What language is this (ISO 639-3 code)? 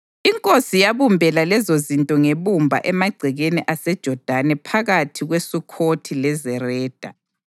nde